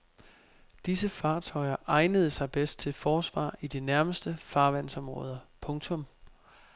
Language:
Danish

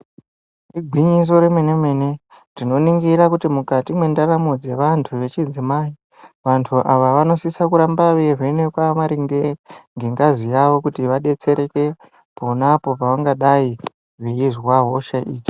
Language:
Ndau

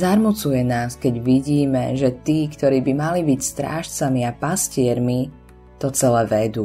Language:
Slovak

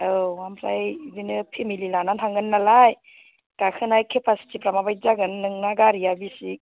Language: Bodo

